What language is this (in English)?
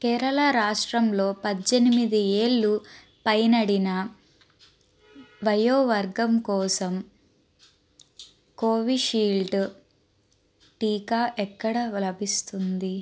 Telugu